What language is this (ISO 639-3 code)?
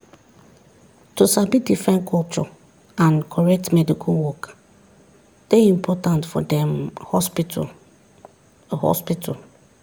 pcm